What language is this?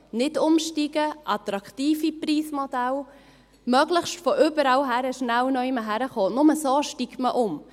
Swiss German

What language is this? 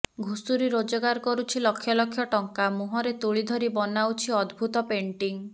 Odia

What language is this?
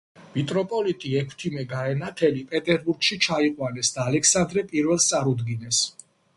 Georgian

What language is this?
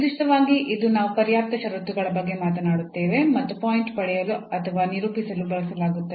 Kannada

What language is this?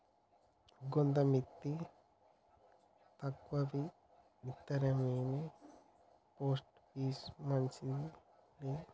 Telugu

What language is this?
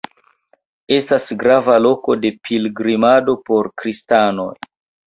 Esperanto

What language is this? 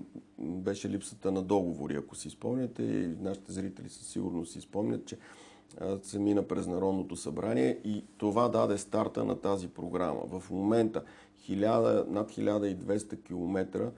Bulgarian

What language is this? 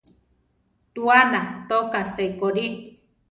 Central Tarahumara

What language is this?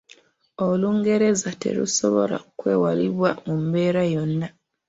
Ganda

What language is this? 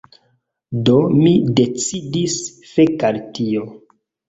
Esperanto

